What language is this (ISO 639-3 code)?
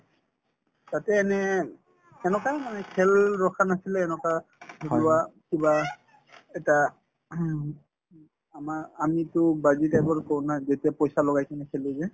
asm